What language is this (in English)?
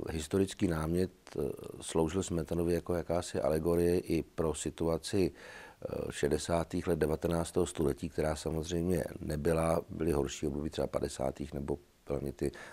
Czech